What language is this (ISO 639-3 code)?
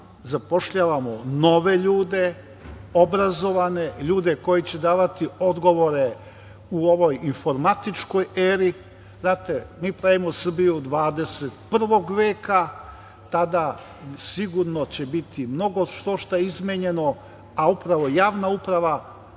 srp